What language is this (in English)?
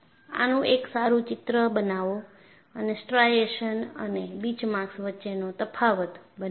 Gujarati